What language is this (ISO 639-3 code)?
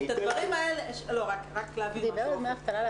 heb